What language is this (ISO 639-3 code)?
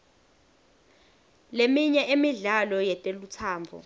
ssw